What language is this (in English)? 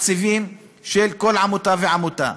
Hebrew